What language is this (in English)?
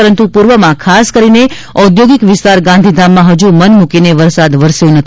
Gujarati